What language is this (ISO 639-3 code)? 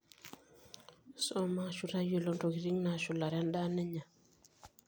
mas